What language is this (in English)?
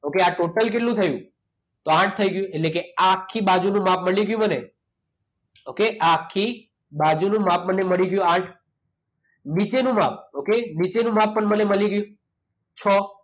Gujarati